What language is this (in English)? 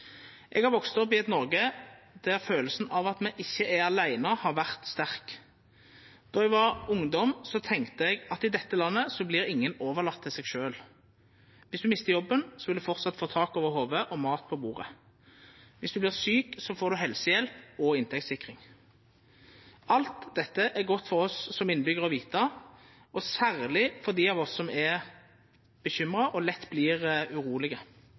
Norwegian Nynorsk